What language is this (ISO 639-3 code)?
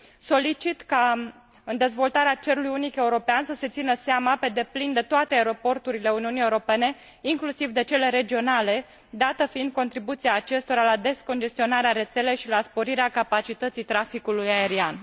ron